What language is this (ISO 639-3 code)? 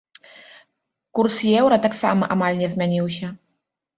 bel